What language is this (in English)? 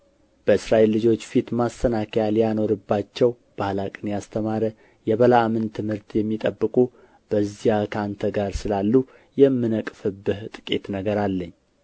Amharic